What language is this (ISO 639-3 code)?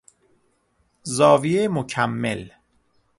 fas